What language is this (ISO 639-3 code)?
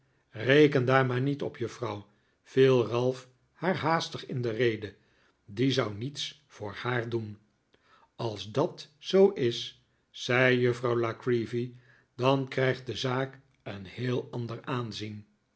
nld